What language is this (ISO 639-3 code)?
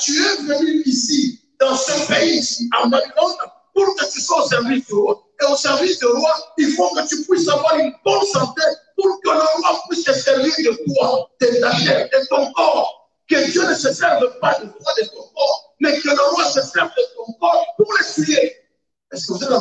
fra